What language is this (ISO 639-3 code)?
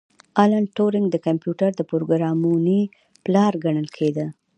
pus